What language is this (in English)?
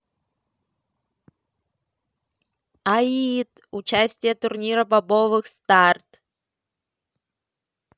Russian